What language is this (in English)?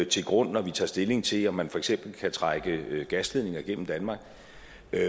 Danish